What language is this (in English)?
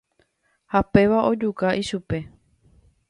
Guarani